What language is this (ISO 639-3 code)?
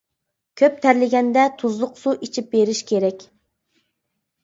uig